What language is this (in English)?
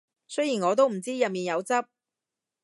Cantonese